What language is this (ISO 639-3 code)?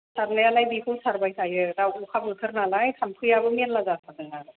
brx